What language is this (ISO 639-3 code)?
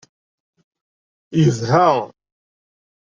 kab